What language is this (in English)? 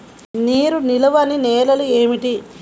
Telugu